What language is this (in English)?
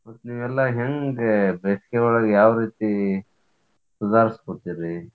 Kannada